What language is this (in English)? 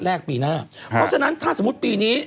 Thai